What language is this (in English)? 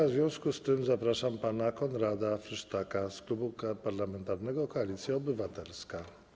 Polish